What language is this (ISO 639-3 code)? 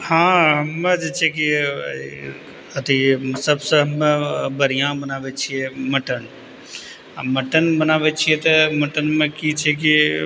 mai